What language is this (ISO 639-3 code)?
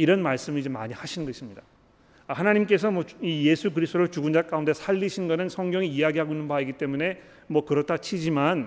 kor